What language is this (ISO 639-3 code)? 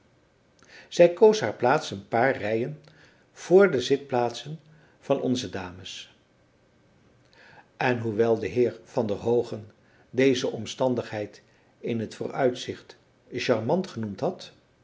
nld